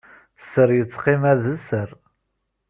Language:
Kabyle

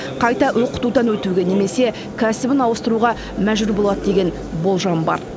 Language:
Kazakh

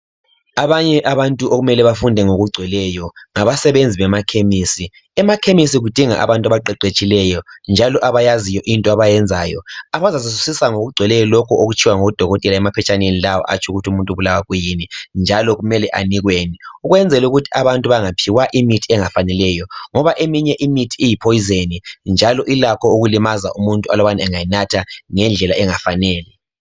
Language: North Ndebele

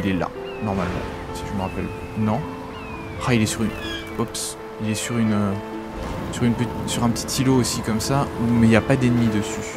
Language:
French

